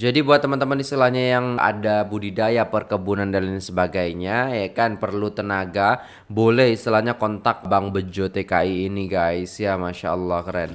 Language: Indonesian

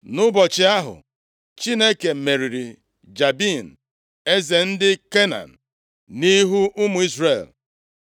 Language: Igbo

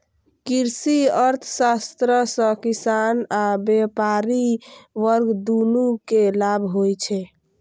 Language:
Maithili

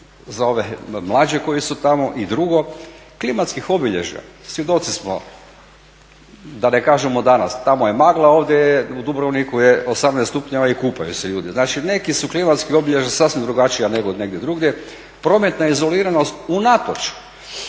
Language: Croatian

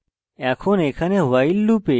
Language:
Bangla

